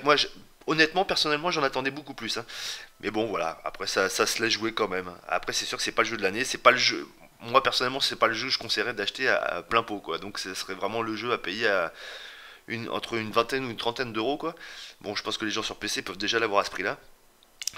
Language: French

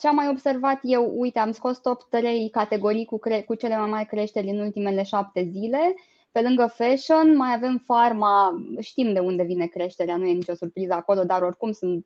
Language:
Romanian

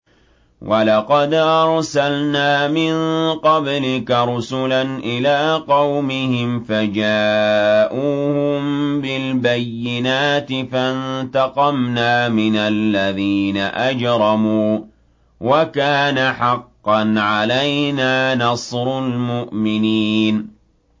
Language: Arabic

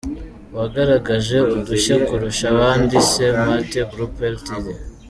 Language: Kinyarwanda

